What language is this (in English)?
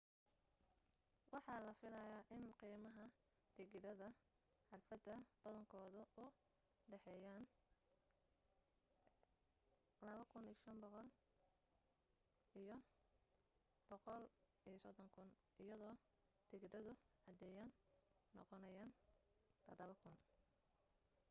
Somali